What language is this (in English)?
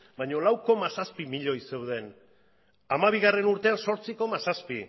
Basque